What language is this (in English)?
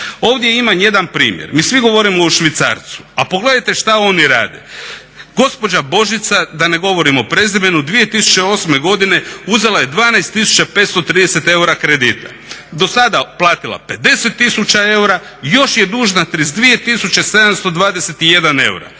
Croatian